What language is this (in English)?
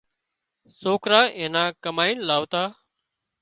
Wadiyara Koli